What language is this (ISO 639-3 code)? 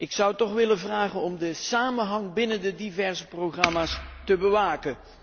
nld